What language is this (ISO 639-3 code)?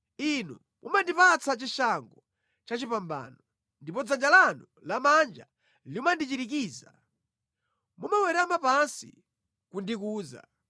nya